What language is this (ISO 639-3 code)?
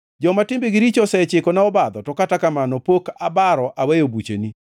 luo